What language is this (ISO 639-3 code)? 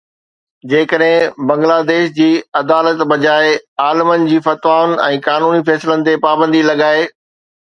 snd